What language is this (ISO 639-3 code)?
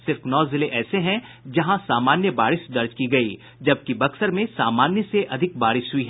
hin